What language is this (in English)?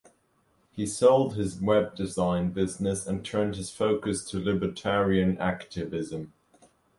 English